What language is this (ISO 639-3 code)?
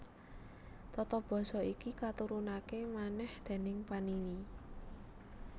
jav